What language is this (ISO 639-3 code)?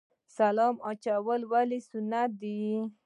pus